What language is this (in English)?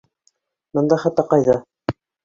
Bashkir